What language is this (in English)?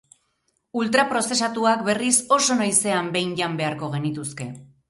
Basque